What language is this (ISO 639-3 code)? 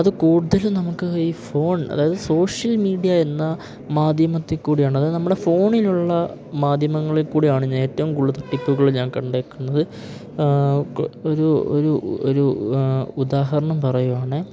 mal